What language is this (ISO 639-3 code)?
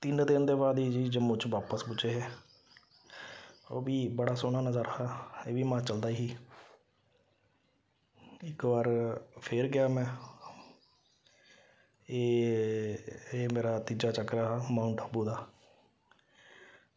doi